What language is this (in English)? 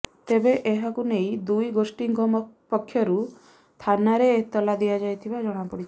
Odia